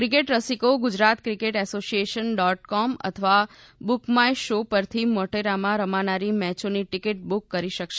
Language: Gujarati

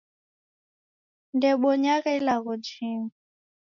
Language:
Taita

